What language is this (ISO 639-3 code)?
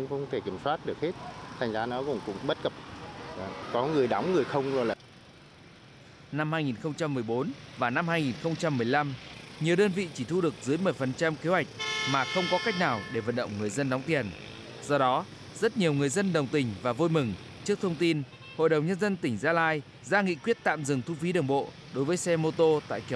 vie